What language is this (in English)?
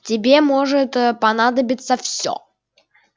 Russian